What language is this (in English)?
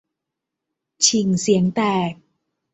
Thai